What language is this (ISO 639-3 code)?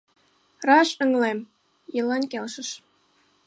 chm